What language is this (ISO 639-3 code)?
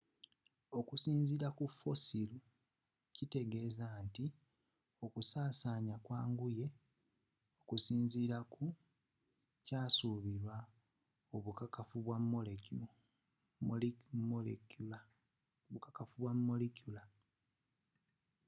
lug